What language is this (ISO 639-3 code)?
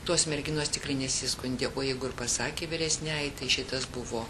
lit